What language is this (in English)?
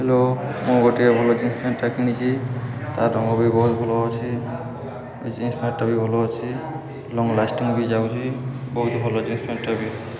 Odia